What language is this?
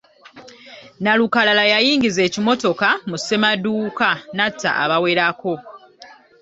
Ganda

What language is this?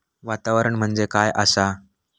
Marathi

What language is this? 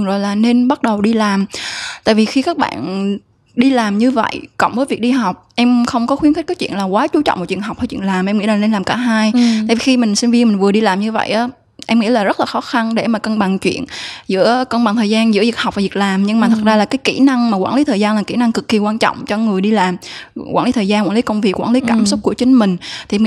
Vietnamese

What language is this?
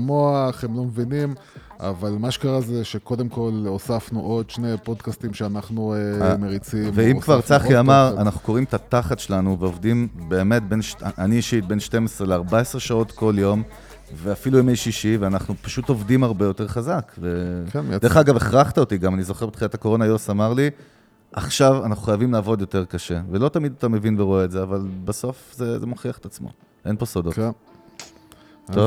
Hebrew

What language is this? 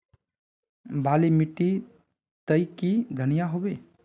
Magahi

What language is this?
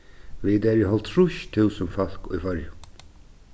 Faroese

